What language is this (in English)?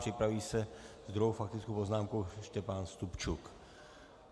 Czech